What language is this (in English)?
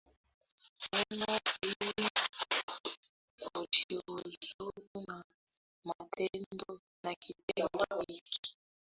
Swahili